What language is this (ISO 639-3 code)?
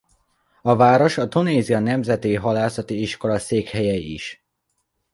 hun